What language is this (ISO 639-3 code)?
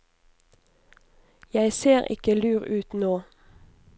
nor